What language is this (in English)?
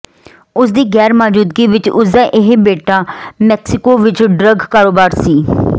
Punjabi